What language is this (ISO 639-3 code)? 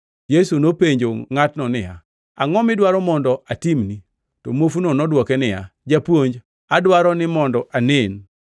luo